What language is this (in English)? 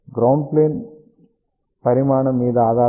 Telugu